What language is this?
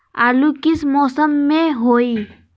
Magahi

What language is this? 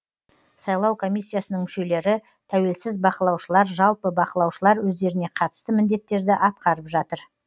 Kazakh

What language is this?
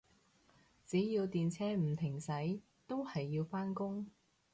Cantonese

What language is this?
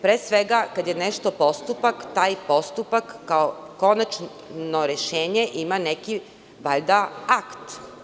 Serbian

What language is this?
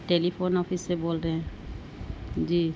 Urdu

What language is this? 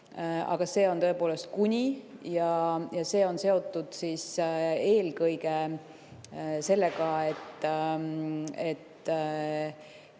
Estonian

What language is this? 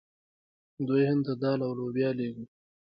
Pashto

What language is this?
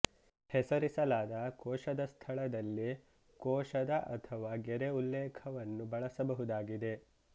Kannada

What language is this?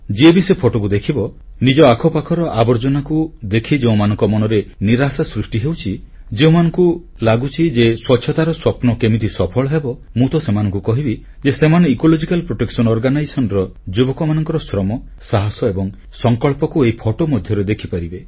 Odia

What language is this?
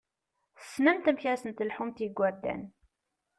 Kabyle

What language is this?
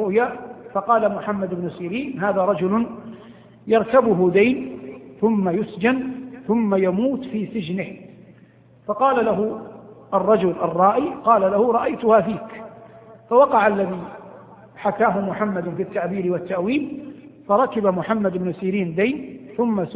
Arabic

